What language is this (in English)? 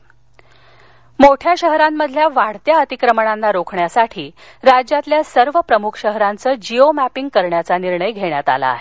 Marathi